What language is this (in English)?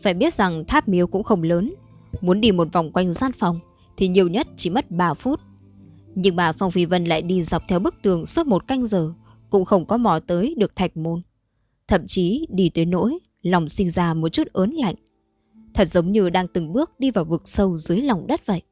Vietnamese